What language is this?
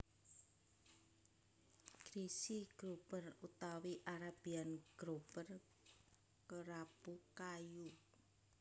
Javanese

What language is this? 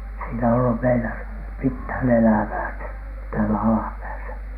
Finnish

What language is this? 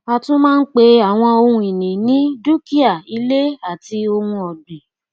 Yoruba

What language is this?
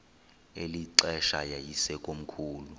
Xhosa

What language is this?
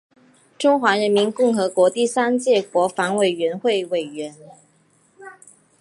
Chinese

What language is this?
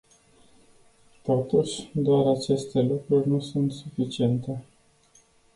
Romanian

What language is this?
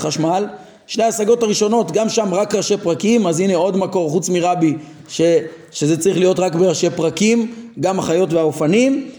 Hebrew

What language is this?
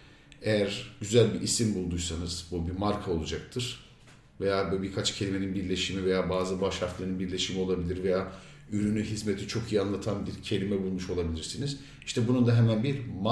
Turkish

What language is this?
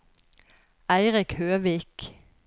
Norwegian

